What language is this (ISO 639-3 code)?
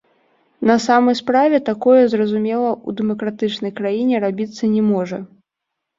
bel